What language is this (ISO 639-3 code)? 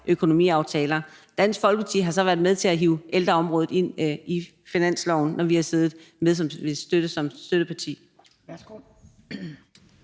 dan